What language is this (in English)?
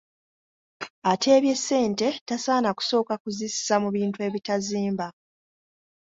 Ganda